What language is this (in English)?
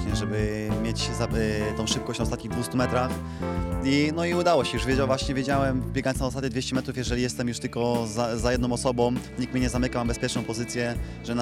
Polish